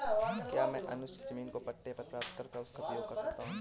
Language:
Hindi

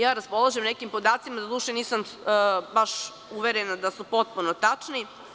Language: Serbian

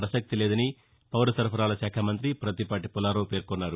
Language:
Telugu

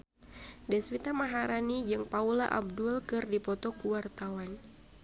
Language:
Sundanese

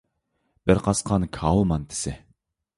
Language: Uyghur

